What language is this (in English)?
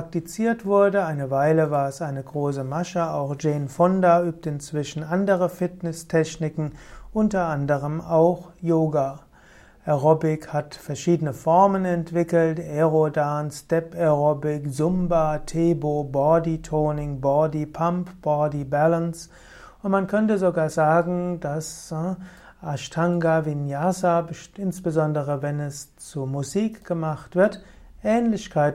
German